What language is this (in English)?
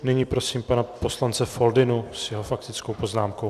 Czech